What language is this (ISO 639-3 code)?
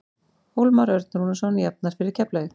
isl